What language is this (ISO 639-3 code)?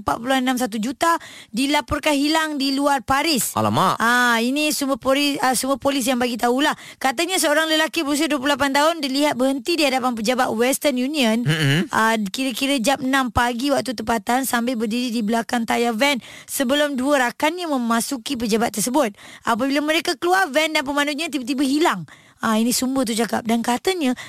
msa